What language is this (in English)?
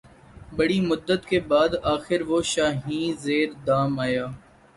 Urdu